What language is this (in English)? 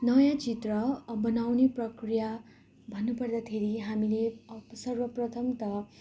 Nepali